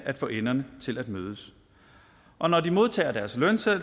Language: Danish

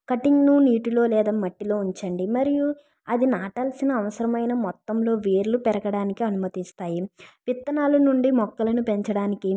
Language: Telugu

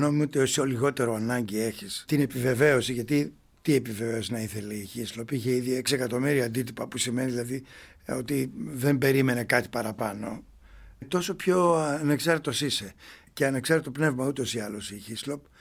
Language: Greek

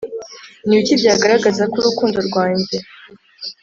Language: Kinyarwanda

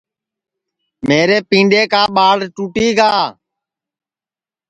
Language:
Sansi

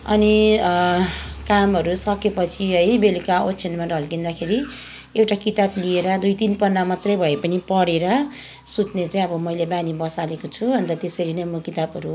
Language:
Nepali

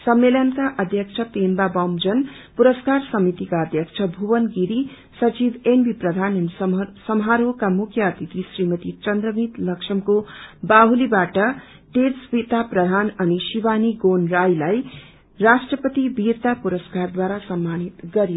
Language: Nepali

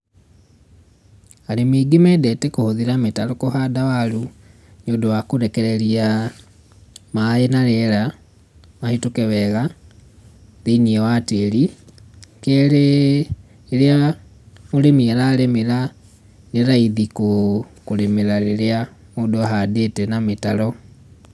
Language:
Kikuyu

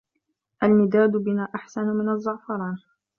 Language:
Arabic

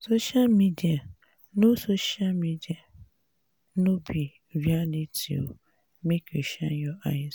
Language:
Nigerian Pidgin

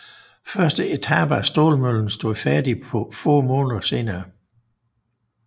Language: Danish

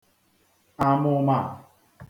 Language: Igbo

